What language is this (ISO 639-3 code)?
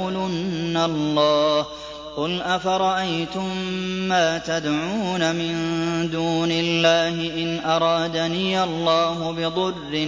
ara